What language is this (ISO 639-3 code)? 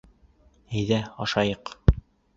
bak